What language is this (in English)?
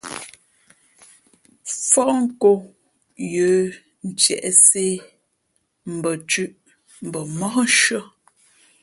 Fe'fe'